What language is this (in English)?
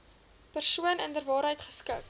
Afrikaans